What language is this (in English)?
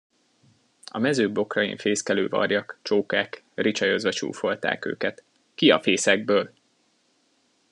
Hungarian